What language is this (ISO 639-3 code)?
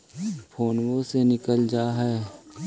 mag